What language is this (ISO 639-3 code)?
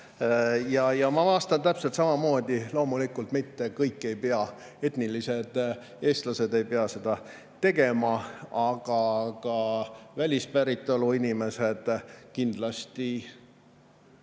est